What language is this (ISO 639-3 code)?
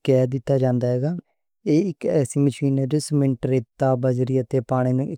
lah